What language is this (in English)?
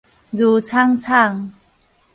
Min Nan Chinese